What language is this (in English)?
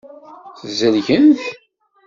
Kabyle